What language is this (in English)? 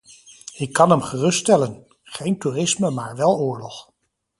Dutch